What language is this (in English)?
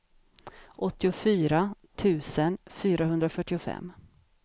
Swedish